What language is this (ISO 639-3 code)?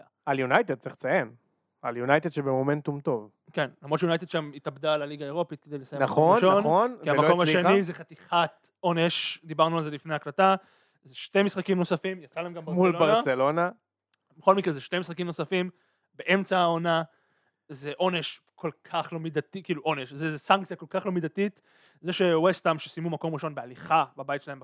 heb